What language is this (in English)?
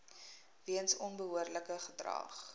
Afrikaans